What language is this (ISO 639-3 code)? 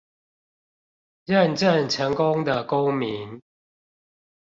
zho